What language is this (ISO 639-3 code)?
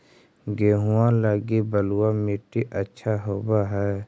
mag